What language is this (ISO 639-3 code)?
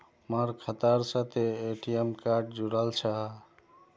mag